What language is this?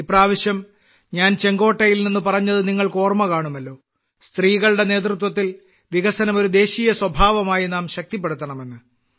Malayalam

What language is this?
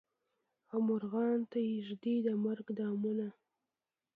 Pashto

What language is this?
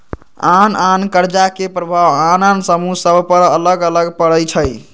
Magahi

